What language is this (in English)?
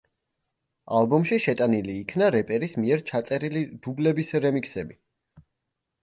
Georgian